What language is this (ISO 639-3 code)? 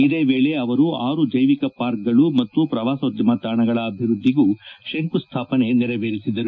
kan